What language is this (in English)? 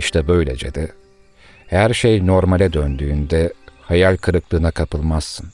Turkish